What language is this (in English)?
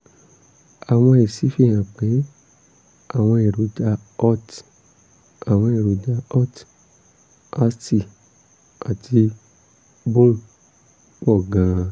Yoruba